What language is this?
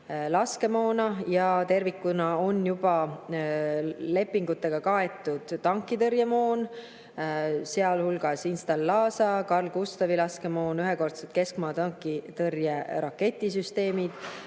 Estonian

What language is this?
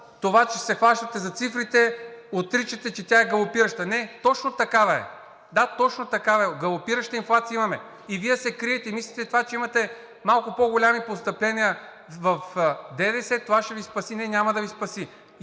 Bulgarian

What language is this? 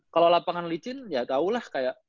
Indonesian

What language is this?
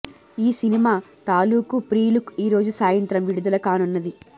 Telugu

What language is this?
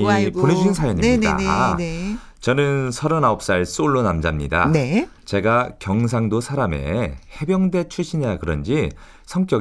Korean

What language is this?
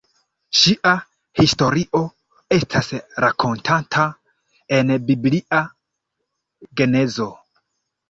Esperanto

